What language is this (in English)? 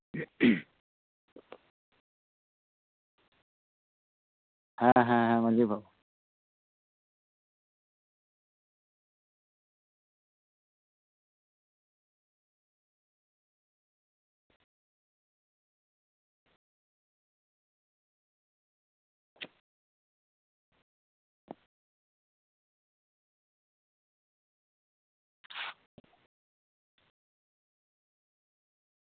Santali